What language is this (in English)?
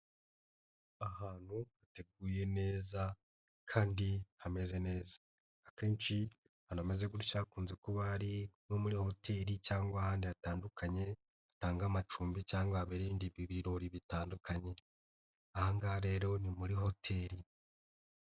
Kinyarwanda